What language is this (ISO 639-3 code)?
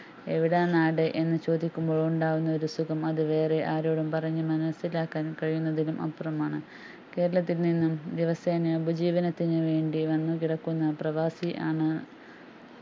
mal